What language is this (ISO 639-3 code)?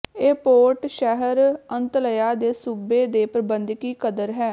pan